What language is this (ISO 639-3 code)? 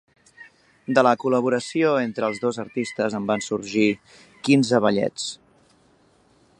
cat